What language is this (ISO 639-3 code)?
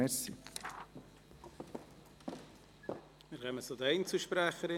gsw